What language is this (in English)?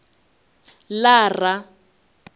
Venda